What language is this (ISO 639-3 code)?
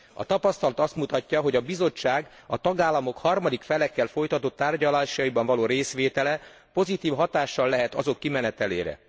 hun